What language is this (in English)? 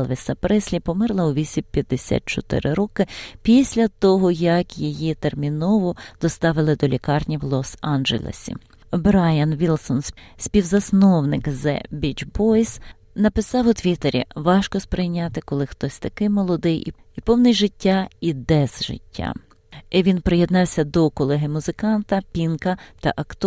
Ukrainian